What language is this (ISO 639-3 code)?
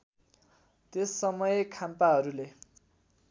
nep